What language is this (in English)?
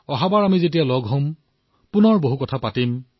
Assamese